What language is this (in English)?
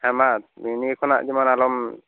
Santali